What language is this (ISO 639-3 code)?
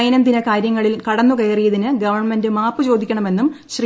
mal